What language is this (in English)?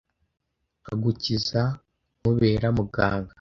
Kinyarwanda